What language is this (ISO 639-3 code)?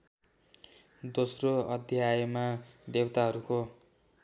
nep